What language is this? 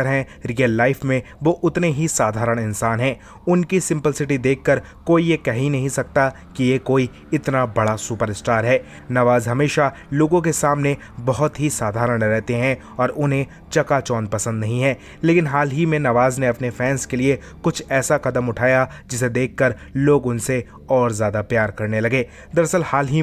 Hindi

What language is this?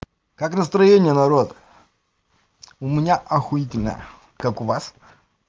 Russian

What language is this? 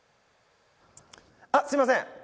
Japanese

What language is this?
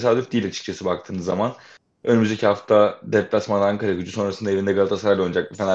Turkish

